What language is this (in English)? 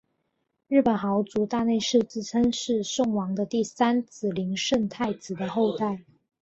Chinese